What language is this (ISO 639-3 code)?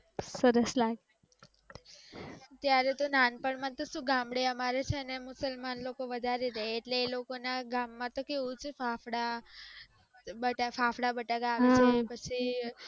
guj